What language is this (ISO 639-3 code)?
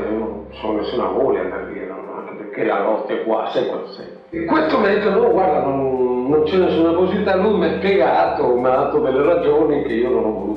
ita